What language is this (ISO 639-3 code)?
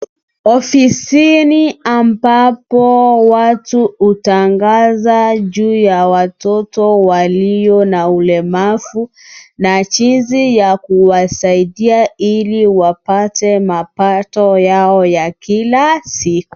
swa